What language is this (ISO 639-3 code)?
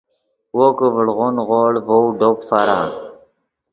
ydg